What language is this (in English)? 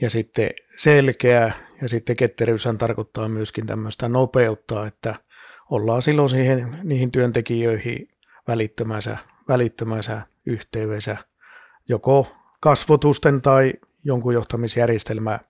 Finnish